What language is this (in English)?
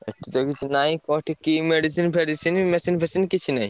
Odia